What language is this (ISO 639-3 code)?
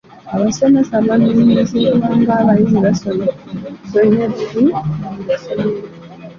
lug